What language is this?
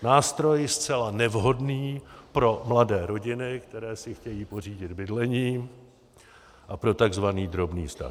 Czech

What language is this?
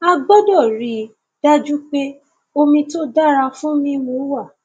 Yoruba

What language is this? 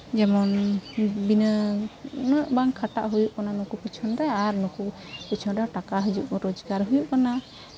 Santali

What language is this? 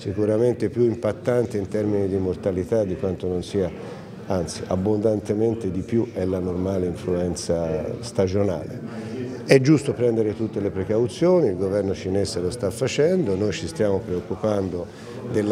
Italian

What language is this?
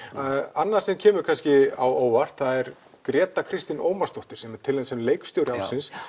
Icelandic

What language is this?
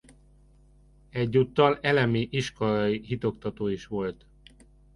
Hungarian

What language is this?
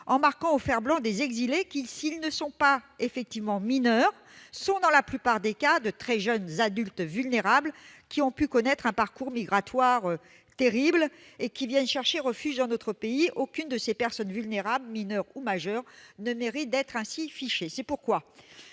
French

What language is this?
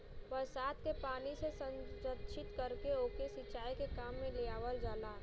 Bhojpuri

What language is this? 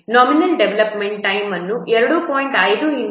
Kannada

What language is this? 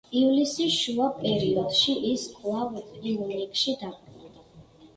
Georgian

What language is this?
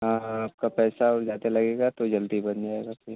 Hindi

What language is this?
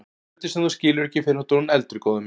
Icelandic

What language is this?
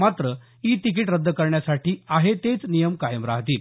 Marathi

